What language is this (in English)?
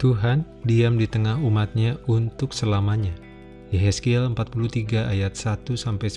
Indonesian